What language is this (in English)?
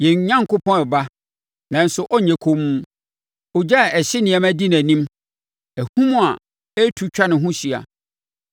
Akan